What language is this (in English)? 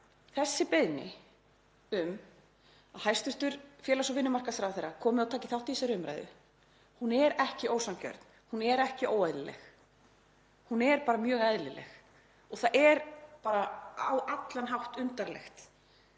Icelandic